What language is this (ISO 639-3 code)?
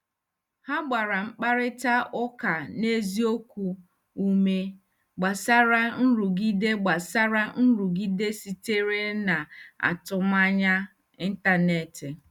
ibo